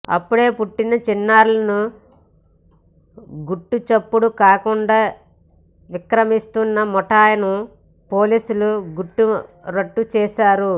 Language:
Telugu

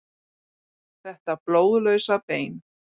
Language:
Icelandic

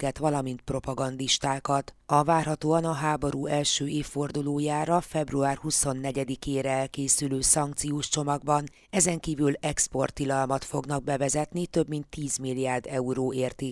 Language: Hungarian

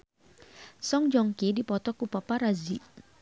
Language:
Sundanese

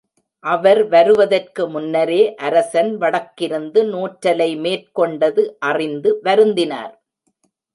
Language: Tamil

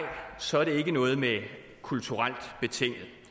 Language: Danish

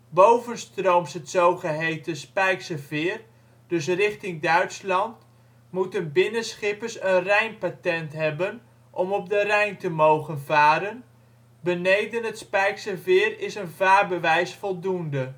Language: Dutch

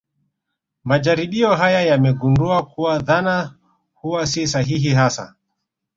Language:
Swahili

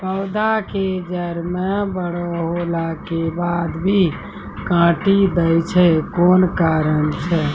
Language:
Maithili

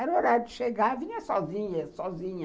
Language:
Portuguese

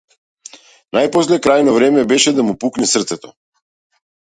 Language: Macedonian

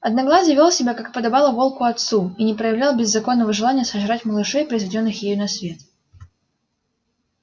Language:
Russian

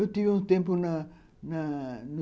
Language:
Portuguese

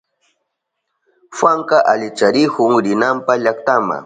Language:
Southern Pastaza Quechua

